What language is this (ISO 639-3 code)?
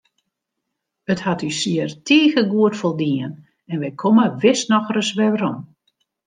fry